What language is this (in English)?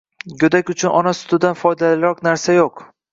Uzbek